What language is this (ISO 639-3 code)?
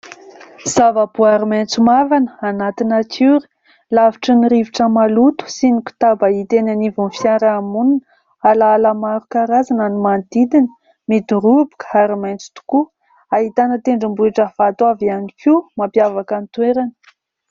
mlg